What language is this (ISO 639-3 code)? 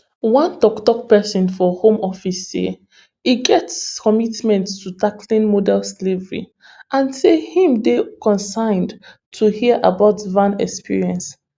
pcm